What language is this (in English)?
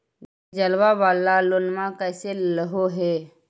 Magahi